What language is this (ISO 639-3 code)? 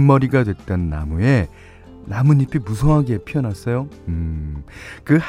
kor